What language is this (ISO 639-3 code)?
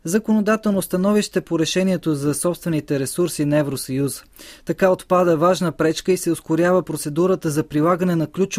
bul